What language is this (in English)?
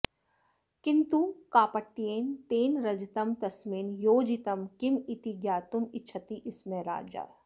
Sanskrit